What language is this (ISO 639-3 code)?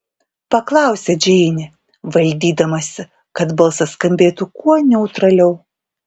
lit